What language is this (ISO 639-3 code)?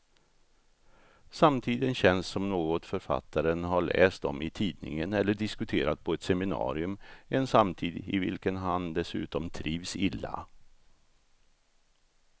swe